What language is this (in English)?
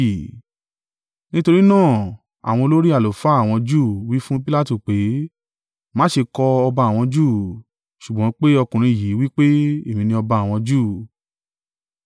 Yoruba